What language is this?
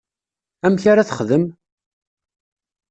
Kabyle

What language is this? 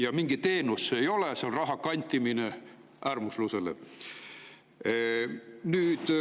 Estonian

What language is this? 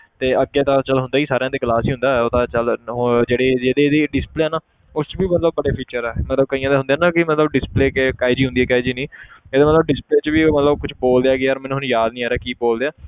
Punjabi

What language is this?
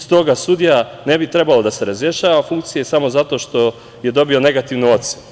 Serbian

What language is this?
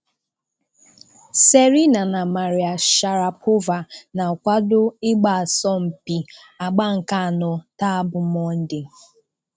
Igbo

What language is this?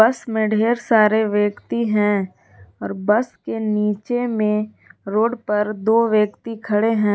Hindi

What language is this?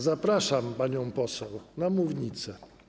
Polish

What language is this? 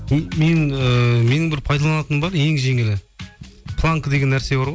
Kazakh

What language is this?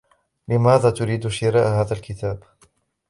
Arabic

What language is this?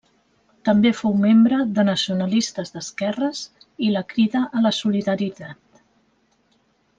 Catalan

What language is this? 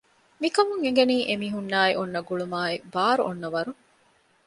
Divehi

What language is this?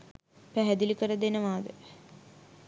Sinhala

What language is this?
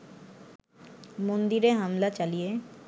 Bangla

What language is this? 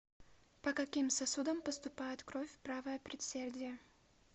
Russian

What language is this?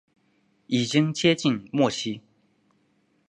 Chinese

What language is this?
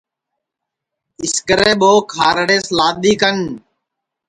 Sansi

